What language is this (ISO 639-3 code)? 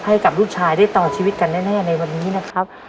tha